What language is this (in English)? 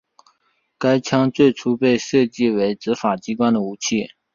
Chinese